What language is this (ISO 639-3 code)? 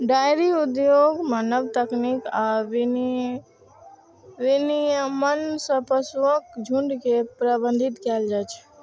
mai